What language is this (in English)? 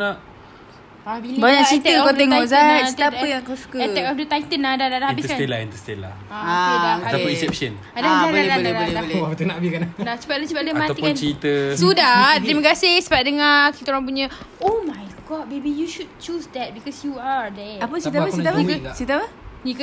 Malay